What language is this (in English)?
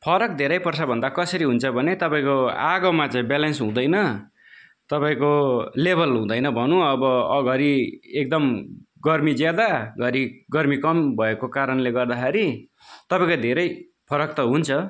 Nepali